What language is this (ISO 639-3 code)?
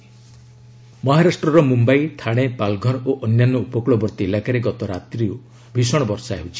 ori